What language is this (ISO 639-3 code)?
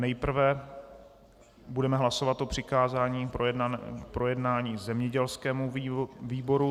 ces